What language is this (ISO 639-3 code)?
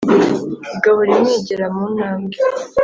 kin